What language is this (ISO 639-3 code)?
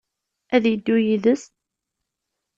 kab